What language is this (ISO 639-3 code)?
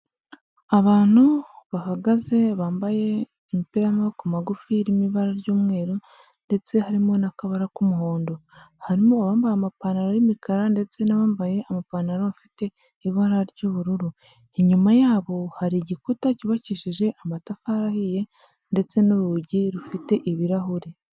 kin